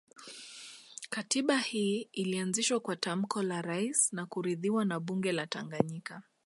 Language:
Swahili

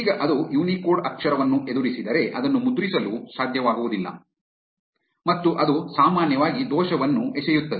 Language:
Kannada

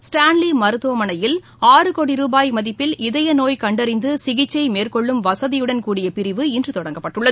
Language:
Tamil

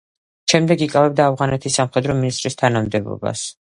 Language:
Georgian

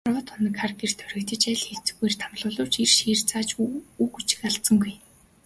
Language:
Mongolian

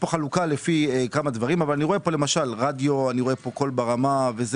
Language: Hebrew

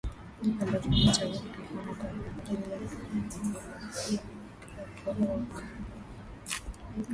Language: Swahili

